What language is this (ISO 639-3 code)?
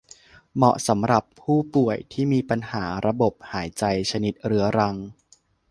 tha